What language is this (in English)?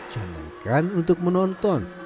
Indonesian